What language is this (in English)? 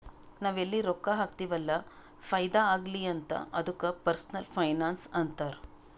Kannada